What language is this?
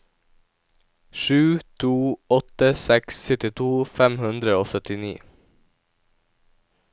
Norwegian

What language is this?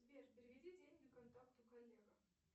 Russian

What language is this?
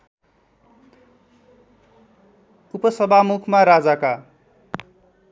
Nepali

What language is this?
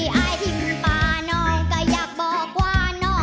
Thai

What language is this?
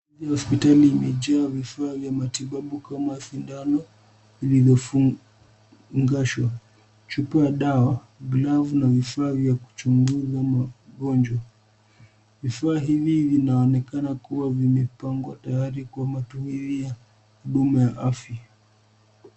Swahili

